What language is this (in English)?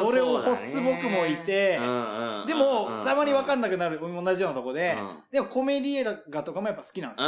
Japanese